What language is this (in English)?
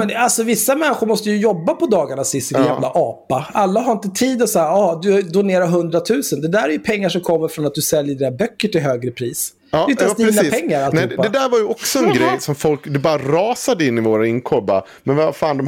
Swedish